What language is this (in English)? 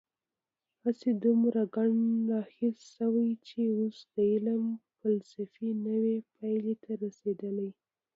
Pashto